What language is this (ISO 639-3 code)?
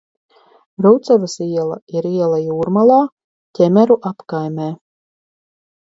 lav